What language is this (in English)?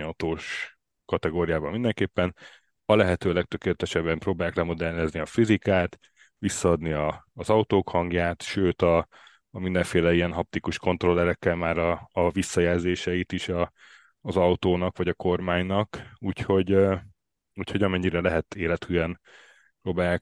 Hungarian